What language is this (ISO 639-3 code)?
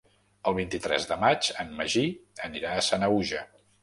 cat